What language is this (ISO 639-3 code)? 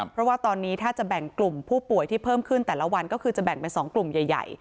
tha